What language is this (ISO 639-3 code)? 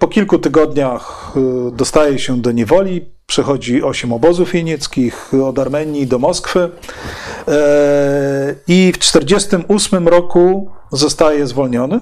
pol